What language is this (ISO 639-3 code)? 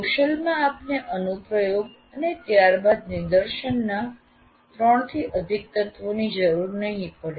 guj